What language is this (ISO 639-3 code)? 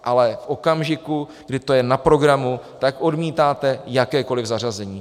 ces